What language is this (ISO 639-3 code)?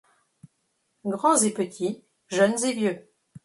fra